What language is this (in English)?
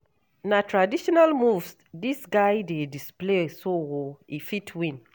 Nigerian Pidgin